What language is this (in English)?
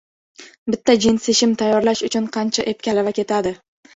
Uzbek